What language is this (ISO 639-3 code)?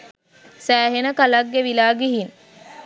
sin